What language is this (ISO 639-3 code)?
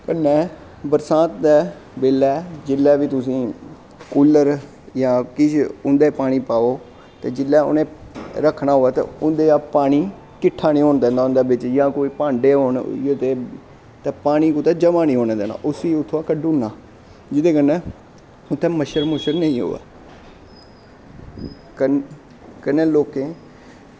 doi